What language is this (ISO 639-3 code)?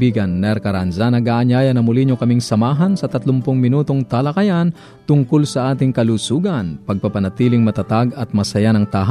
fil